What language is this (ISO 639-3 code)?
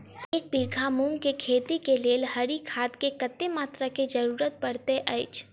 mai